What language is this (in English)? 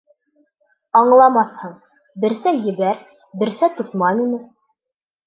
Bashkir